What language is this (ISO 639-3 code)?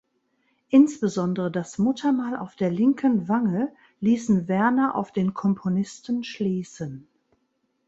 deu